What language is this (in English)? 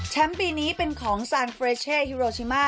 Thai